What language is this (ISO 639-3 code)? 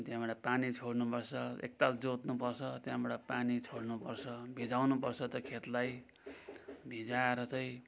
nep